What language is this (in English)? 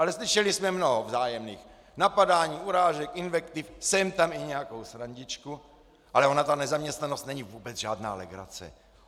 Czech